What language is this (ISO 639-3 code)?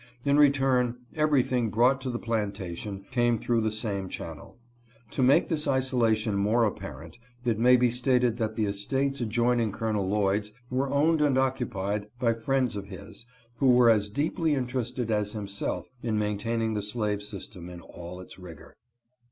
eng